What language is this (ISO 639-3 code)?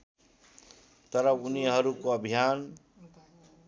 nep